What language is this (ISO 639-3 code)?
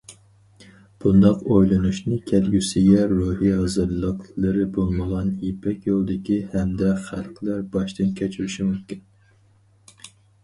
uig